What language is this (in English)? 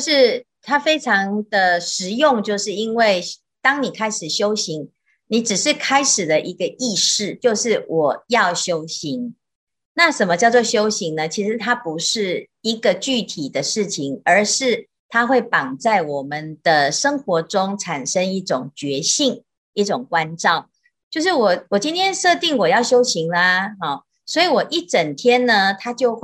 Chinese